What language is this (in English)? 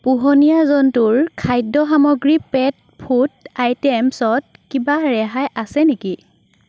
Assamese